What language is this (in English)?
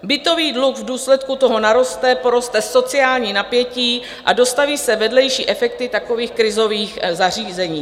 Czech